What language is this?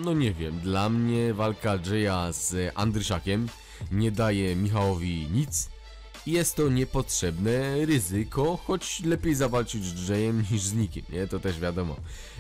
Polish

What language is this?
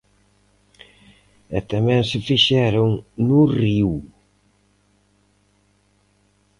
Galician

